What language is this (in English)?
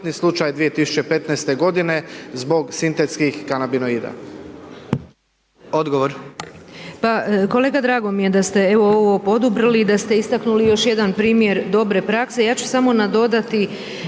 Croatian